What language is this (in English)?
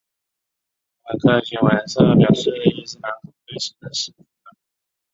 Chinese